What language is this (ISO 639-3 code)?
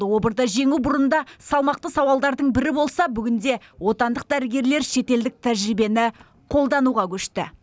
kaz